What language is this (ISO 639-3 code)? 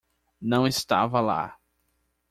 por